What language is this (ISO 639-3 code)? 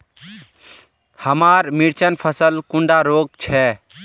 mag